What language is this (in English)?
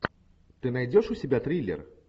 Russian